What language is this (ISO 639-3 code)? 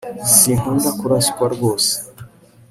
kin